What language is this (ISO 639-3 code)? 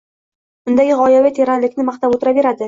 uzb